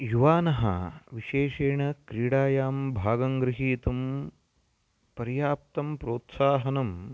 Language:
Sanskrit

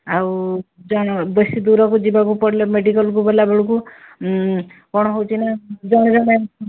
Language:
Odia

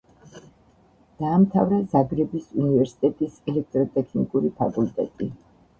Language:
Georgian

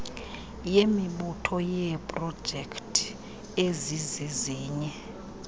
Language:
Xhosa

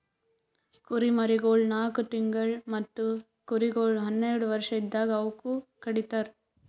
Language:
Kannada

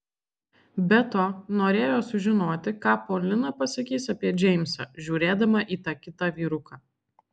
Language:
Lithuanian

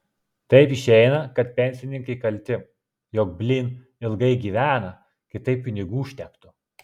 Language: Lithuanian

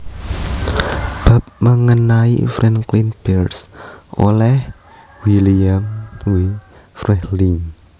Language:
Javanese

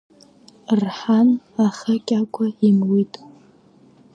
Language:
Abkhazian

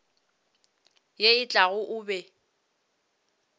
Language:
Northern Sotho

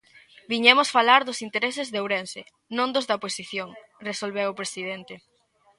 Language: Galician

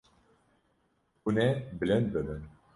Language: Kurdish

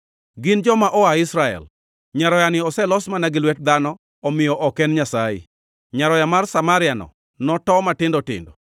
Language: Luo (Kenya and Tanzania)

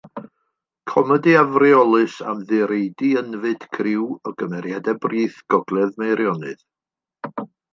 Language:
Welsh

